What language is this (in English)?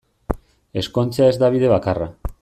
Basque